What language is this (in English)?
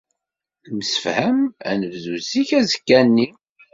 Kabyle